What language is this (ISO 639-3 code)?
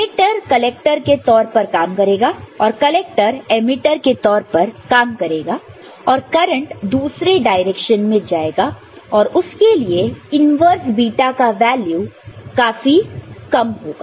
hin